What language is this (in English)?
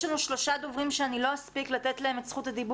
Hebrew